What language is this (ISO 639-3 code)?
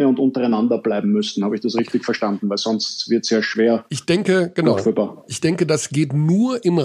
deu